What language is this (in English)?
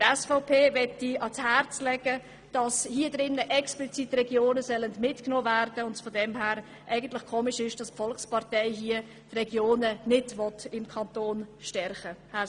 Swiss German